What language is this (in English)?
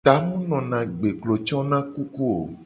Gen